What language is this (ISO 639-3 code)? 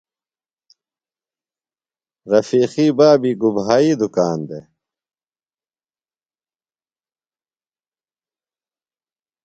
phl